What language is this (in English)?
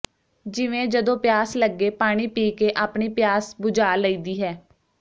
Punjabi